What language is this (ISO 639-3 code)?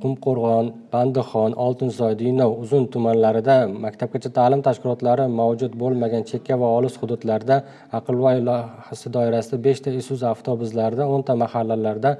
tur